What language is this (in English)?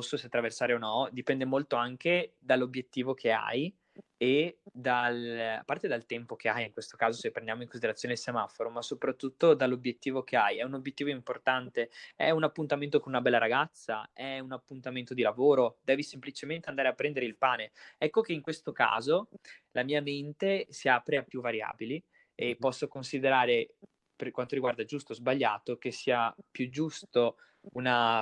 Italian